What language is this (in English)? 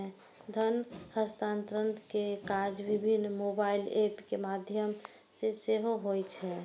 Maithili